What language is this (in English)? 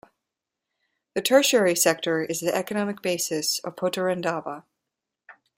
English